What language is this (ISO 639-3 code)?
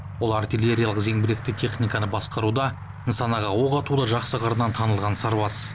kaz